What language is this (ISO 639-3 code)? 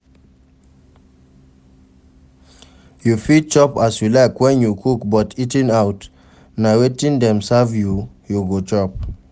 pcm